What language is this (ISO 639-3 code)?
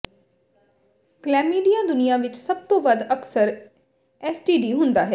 pan